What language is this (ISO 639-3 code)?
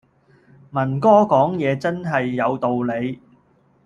yue